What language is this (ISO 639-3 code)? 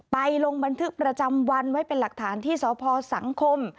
tha